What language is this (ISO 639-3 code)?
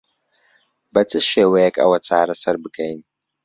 ckb